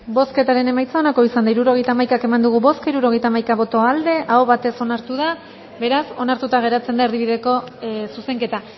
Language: Basque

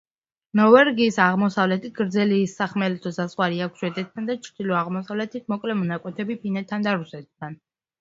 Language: Georgian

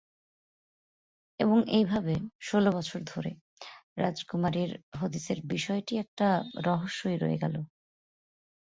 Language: Bangla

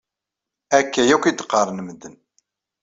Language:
Kabyle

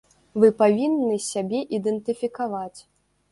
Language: Belarusian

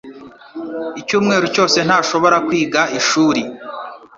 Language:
Kinyarwanda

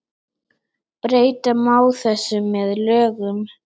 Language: Icelandic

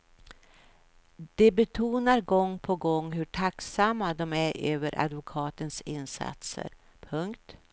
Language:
Swedish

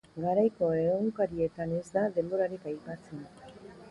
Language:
Basque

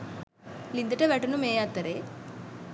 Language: Sinhala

